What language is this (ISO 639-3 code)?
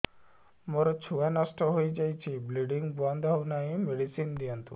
ori